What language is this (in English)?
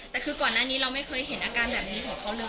Thai